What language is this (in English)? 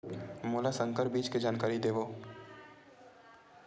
Chhattisgarhi